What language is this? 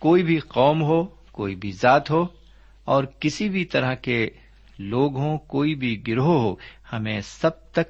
Urdu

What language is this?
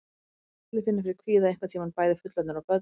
Icelandic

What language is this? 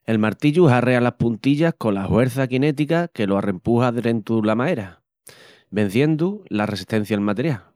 Extremaduran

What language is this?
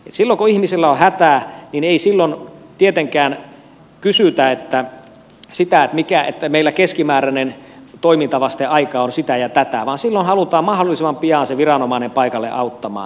Finnish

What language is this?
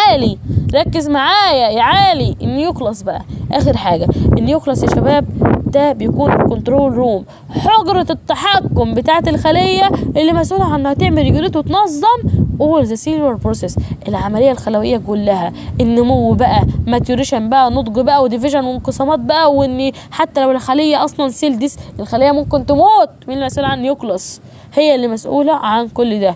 Arabic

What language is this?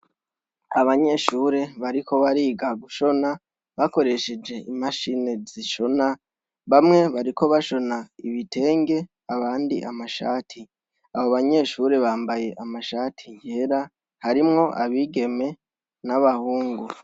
Rundi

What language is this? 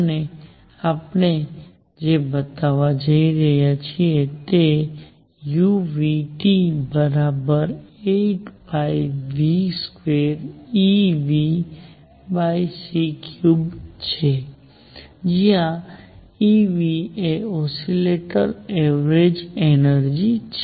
Gujarati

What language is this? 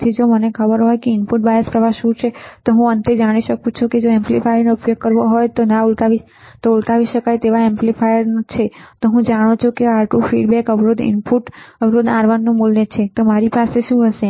Gujarati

